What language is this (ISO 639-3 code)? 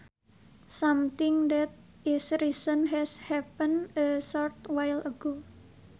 sun